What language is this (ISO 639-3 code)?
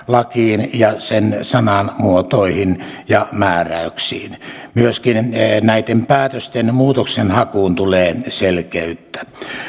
fin